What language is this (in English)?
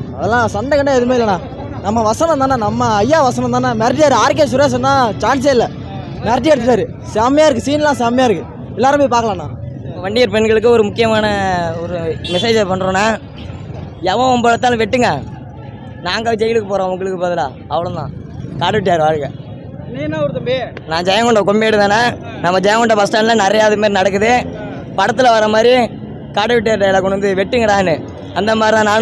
Tamil